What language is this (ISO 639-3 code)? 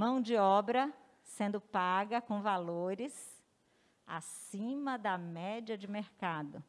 por